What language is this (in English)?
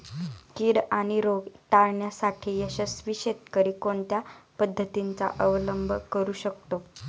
Marathi